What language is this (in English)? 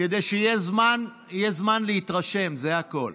Hebrew